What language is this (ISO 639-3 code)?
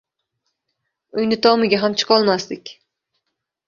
uzb